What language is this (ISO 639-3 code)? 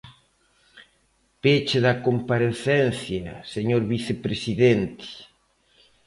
glg